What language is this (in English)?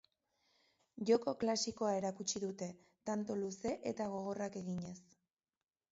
Basque